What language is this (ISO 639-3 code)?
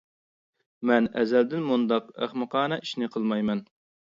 uig